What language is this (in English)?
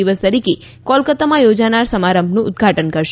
Gujarati